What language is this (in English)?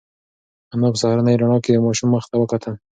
Pashto